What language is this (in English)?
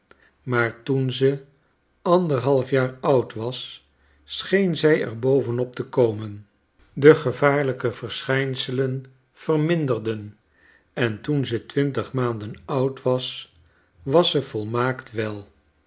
Dutch